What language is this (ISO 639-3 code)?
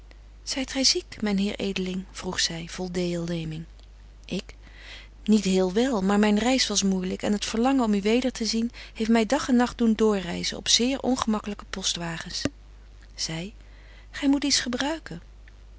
nld